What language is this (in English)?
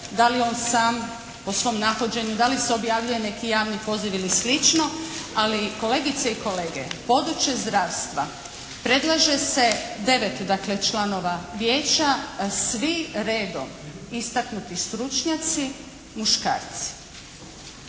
Croatian